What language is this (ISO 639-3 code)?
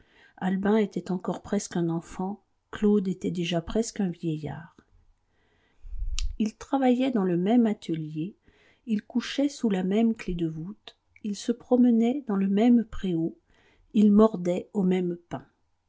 fra